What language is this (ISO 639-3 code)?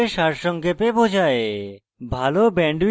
ben